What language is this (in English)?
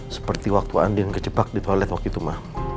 Indonesian